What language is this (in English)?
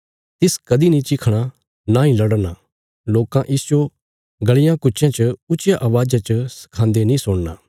Bilaspuri